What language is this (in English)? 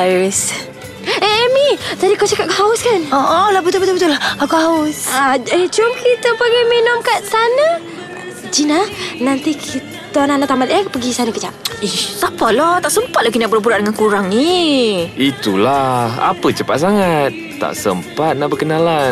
Malay